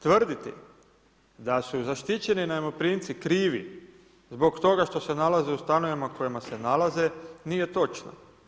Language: Croatian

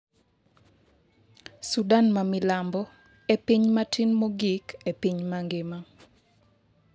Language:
Luo (Kenya and Tanzania)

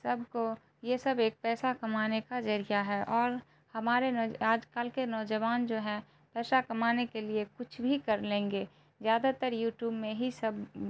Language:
Urdu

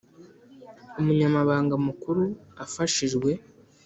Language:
Kinyarwanda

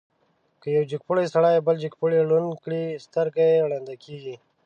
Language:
Pashto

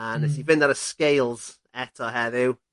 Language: Welsh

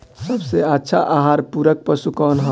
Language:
Bhojpuri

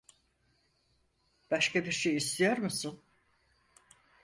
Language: Turkish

